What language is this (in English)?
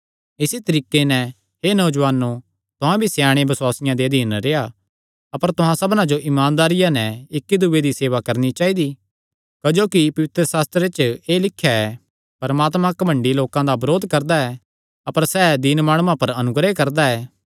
Kangri